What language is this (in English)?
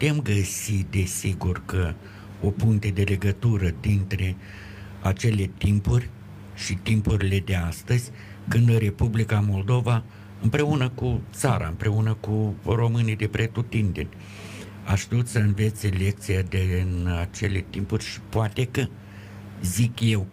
Romanian